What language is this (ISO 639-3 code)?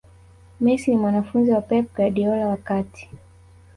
swa